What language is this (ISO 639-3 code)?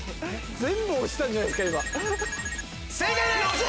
jpn